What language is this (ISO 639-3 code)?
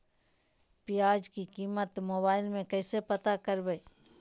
mag